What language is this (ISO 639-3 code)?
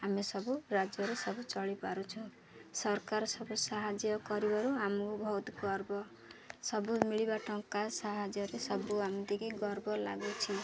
ori